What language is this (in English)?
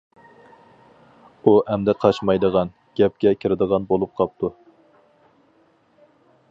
Uyghur